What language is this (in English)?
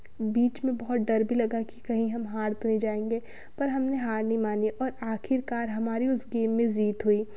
Hindi